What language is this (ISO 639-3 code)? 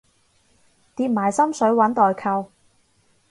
yue